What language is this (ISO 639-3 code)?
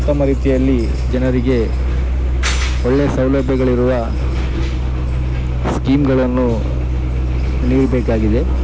kan